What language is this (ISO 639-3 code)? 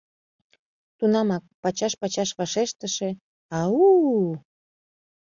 chm